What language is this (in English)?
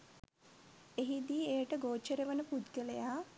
Sinhala